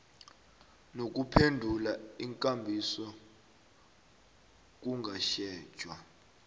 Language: South Ndebele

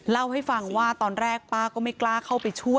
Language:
Thai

